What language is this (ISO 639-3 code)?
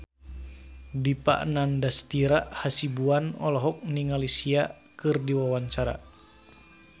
sun